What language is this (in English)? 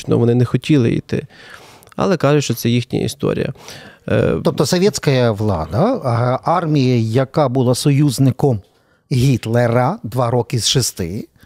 Ukrainian